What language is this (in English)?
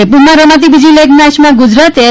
Gujarati